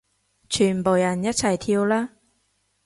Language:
Cantonese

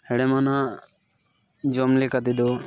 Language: Santali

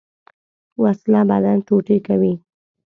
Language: Pashto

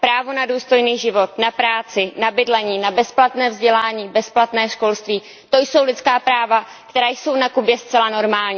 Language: Czech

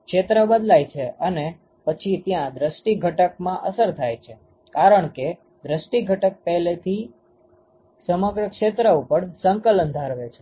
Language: Gujarati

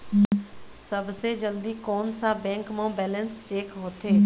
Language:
Chhattisgarhi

